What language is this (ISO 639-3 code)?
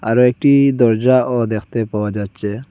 ben